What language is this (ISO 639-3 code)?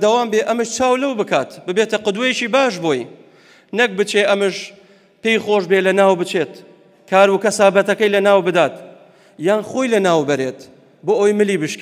ara